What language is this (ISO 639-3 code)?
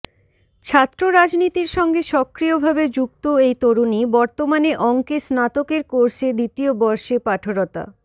ben